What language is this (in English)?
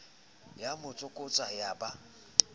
Southern Sotho